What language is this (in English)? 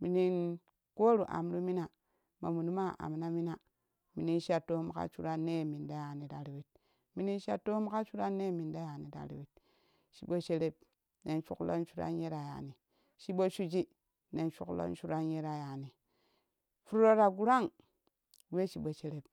Kushi